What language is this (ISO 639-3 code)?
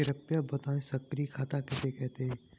hin